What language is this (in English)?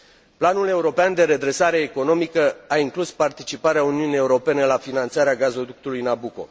Romanian